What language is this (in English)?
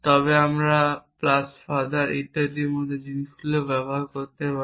Bangla